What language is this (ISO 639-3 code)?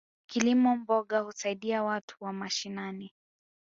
swa